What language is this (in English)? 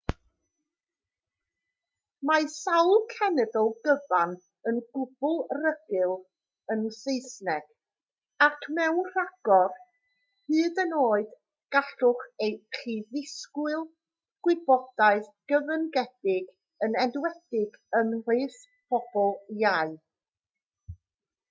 Welsh